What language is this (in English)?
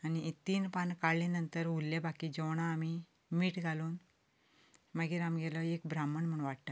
Konkani